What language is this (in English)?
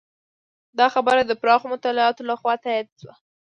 Pashto